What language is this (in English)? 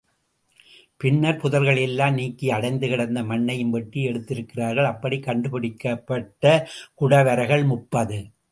Tamil